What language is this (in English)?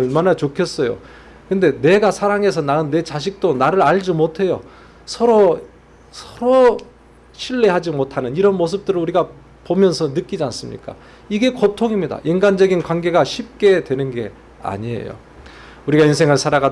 Korean